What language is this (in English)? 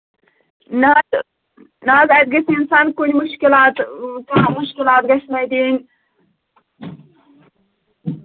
Kashmiri